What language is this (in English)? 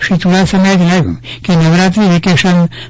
Gujarati